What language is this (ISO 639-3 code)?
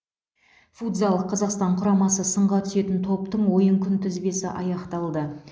kaz